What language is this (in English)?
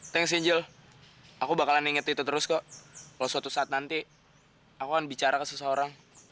Indonesian